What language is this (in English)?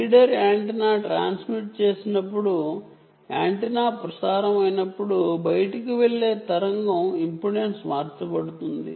Telugu